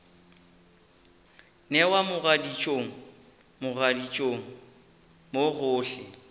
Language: Northern Sotho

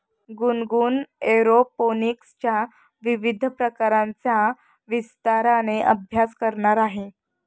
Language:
Marathi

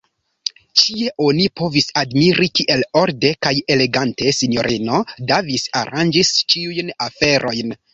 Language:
Esperanto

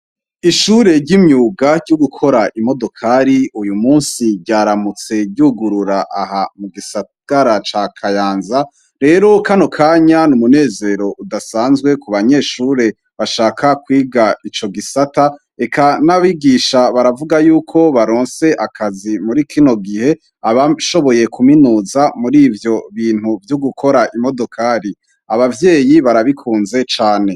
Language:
Rundi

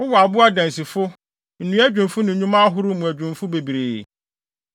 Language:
Akan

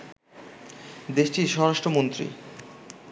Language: Bangla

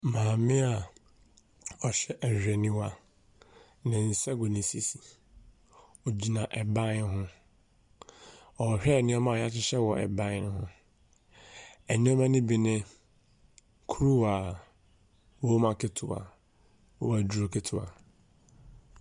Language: Akan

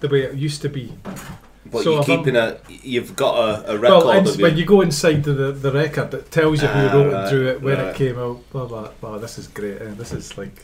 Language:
English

